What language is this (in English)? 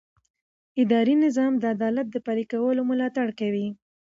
Pashto